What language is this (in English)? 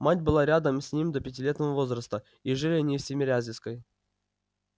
Russian